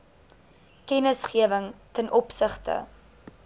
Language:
Afrikaans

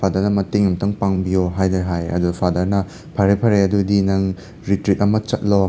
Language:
Manipuri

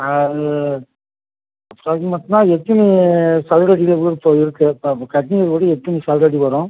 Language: Tamil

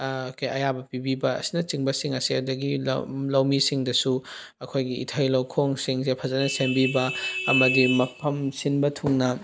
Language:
Manipuri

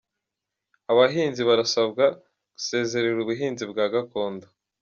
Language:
Kinyarwanda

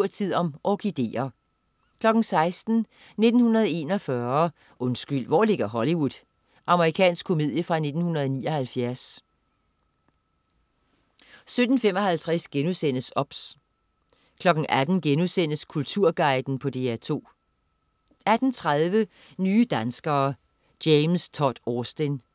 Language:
Danish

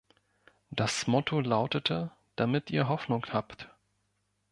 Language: German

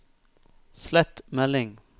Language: Norwegian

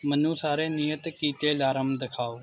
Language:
Punjabi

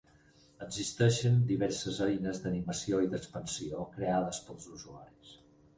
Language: Catalan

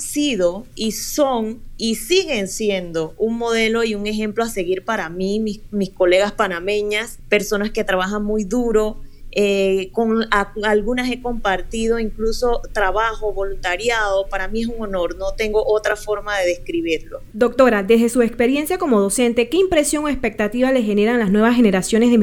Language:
Spanish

